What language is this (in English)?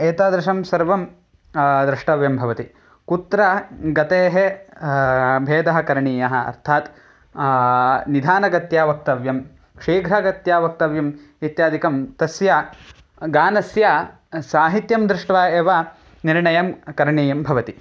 Sanskrit